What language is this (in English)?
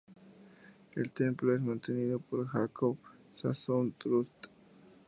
Spanish